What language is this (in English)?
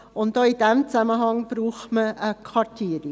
Swiss German